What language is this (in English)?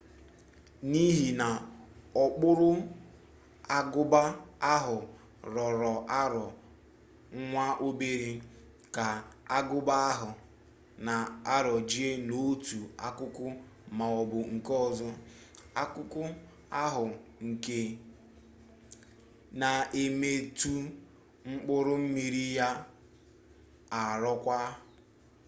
Igbo